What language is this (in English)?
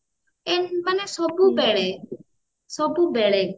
Odia